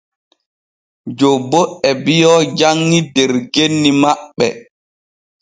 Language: Borgu Fulfulde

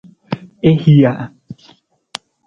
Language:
Nawdm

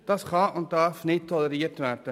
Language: Swiss German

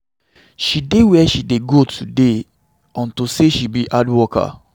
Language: Nigerian Pidgin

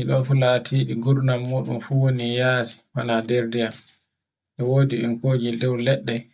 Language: Borgu Fulfulde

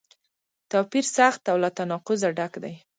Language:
Pashto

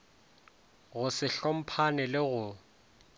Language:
Northern Sotho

